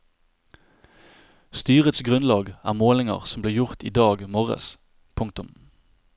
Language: Norwegian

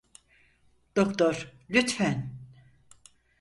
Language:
Turkish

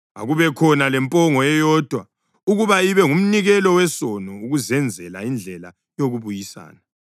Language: North Ndebele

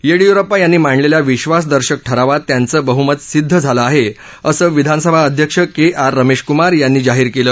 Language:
Marathi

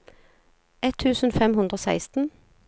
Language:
Norwegian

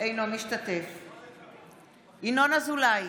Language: Hebrew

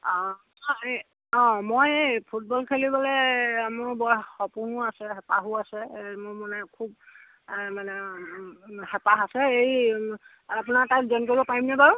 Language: Assamese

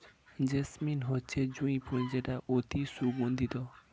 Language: Bangla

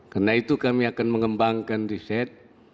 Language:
Indonesian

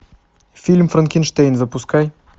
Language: Russian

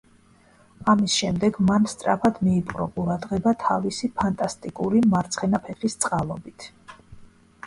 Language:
Georgian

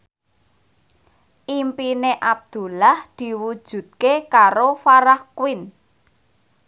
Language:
Javanese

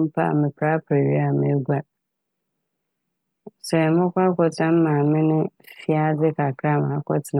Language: Akan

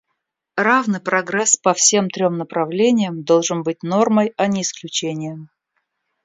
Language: Russian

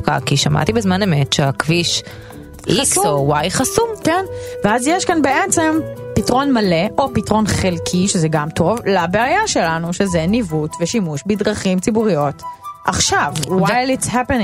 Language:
Hebrew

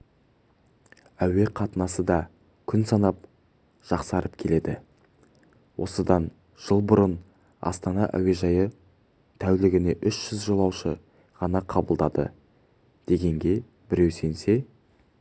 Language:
Kazakh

